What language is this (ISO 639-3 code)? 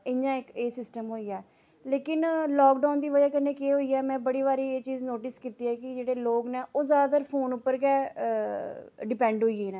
doi